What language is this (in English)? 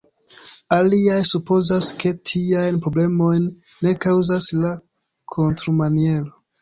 Esperanto